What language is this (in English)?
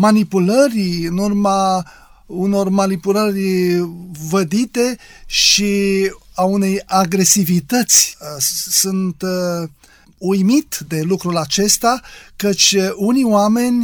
Romanian